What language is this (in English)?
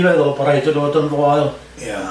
Welsh